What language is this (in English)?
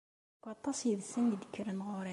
Kabyle